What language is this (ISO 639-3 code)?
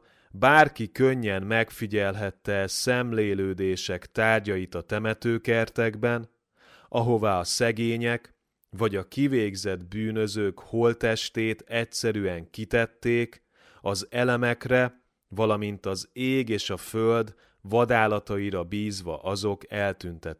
hun